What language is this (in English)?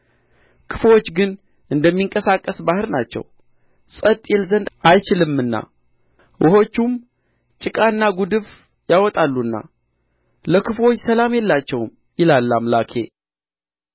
Amharic